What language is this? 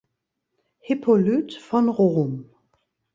German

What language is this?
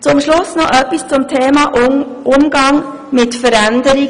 Swiss German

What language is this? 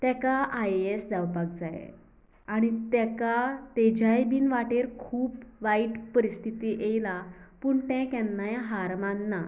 Konkani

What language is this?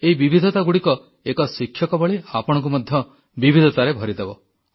Odia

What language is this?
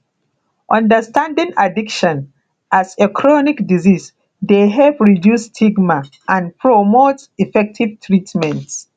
Nigerian Pidgin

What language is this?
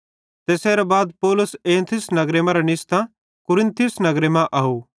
Bhadrawahi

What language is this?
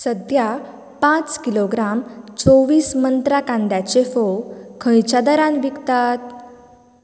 Konkani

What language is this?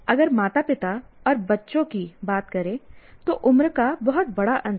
Hindi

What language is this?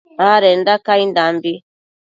Matsés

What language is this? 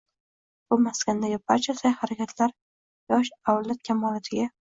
Uzbek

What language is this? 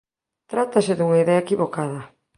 Galician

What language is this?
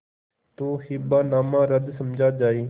Hindi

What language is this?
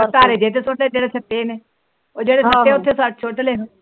Punjabi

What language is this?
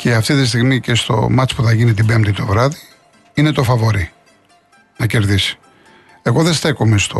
Greek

